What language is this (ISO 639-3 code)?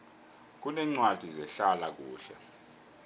nbl